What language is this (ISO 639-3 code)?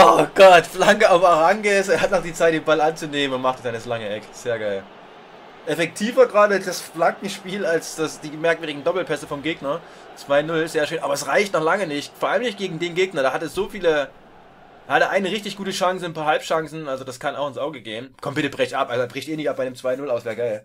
deu